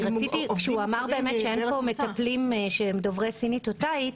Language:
Hebrew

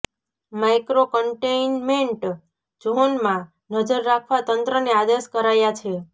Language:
Gujarati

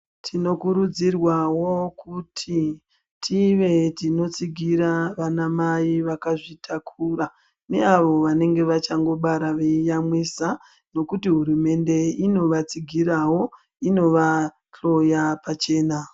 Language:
Ndau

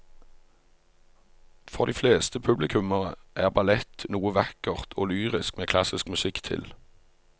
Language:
Norwegian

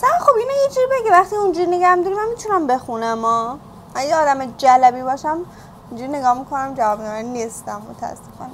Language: Persian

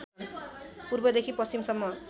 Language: Nepali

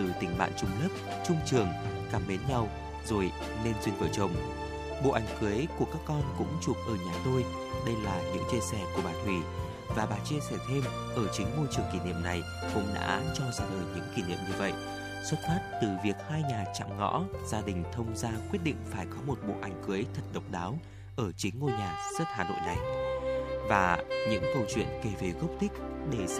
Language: Vietnamese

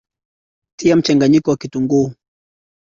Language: Swahili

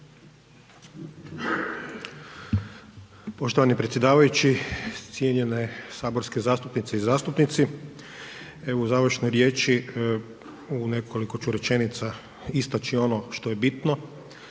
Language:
Croatian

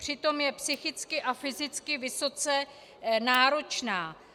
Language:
Czech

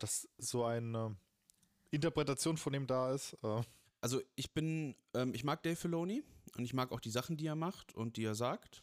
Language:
German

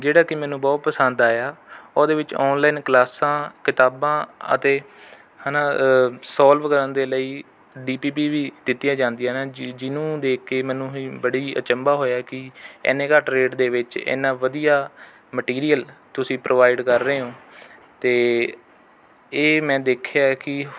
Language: Punjabi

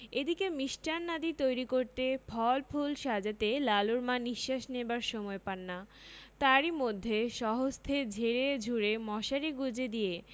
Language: Bangla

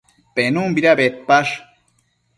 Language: Matsés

